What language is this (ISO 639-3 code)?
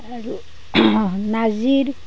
asm